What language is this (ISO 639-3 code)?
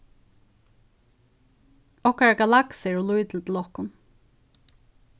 fao